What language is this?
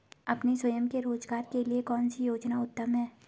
Hindi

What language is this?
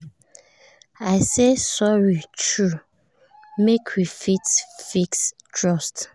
Nigerian Pidgin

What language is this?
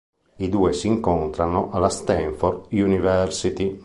Italian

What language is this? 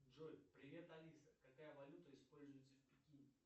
Russian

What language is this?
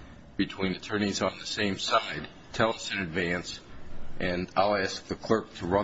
English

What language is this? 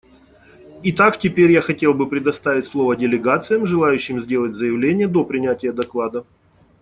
Russian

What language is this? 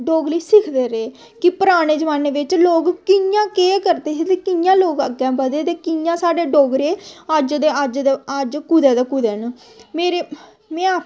Dogri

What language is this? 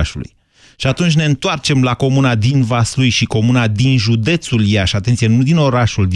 Romanian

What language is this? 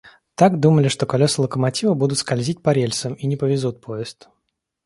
Russian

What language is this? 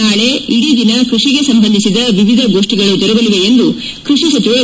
Kannada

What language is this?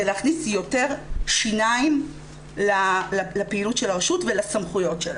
Hebrew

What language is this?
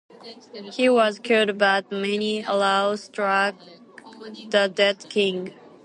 English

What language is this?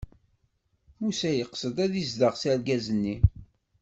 Kabyle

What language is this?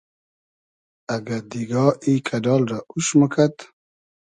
Hazaragi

